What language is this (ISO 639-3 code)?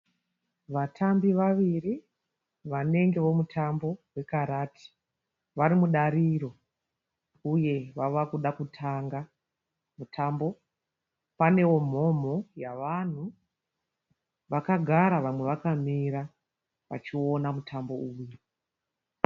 sna